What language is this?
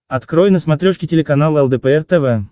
Russian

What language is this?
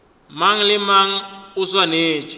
Northern Sotho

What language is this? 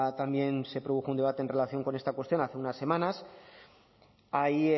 Spanish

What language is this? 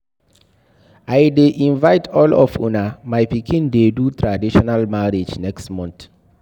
Nigerian Pidgin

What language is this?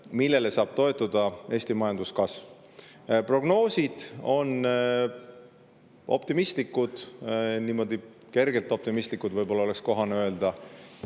Estonian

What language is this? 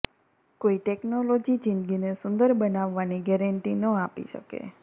Gujarati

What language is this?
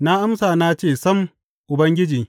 Hausa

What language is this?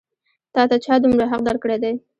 Pashto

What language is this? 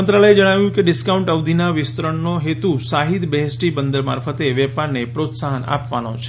Gujarati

